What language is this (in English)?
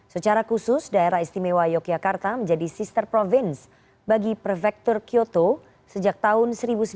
Indonesian